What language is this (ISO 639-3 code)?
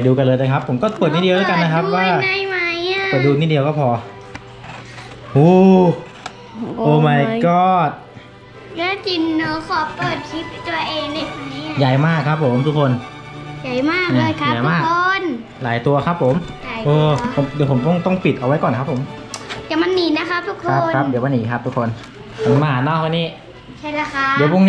tha